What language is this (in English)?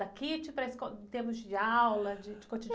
Portuguese